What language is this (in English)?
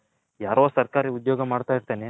Kannada